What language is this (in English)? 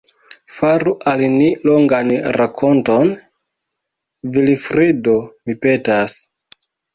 Esperanto